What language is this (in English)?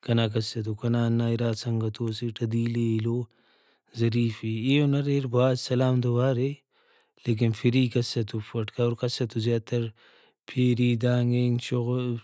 Brahui